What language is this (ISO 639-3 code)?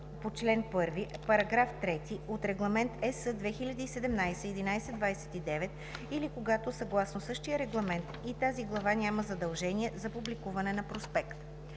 bul